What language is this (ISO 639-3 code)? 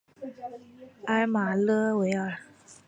zho